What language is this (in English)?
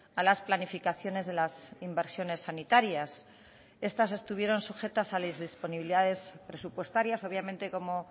Spanish